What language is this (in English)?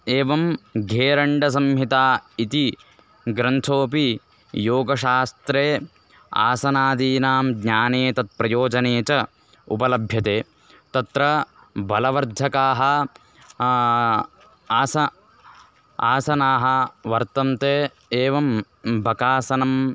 Sanskrit